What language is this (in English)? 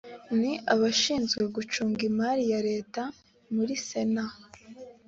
Kinyarwanda